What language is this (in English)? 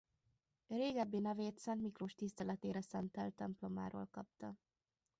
Hungarian